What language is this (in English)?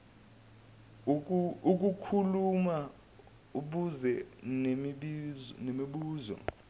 Zulu